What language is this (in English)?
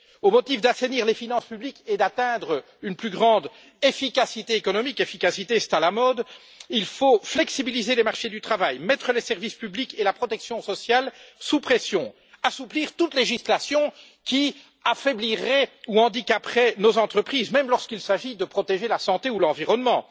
French